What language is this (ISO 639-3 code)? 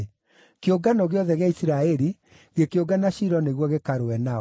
kik